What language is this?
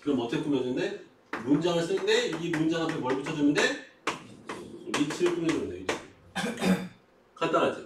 Korean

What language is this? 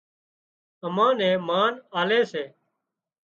Wadiyara Koli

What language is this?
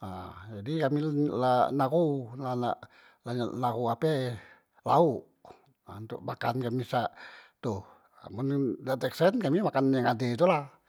Musi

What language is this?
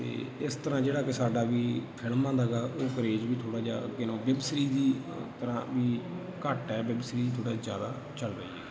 Punjabi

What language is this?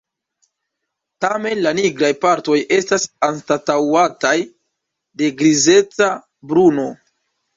Esperanto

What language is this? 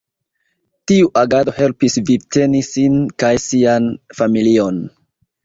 Esperanto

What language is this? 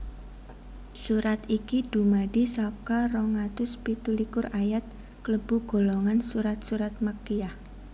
Javanese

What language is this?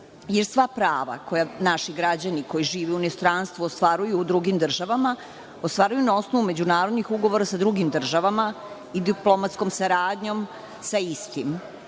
Serbian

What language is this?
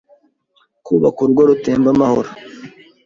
Kinyarwanda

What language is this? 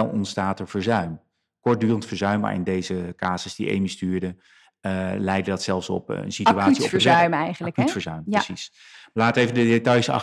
Dutch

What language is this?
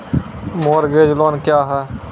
Maithili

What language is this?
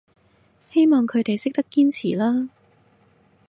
Cantonese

